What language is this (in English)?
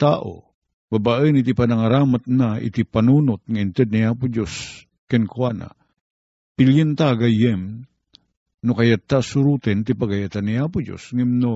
Filipino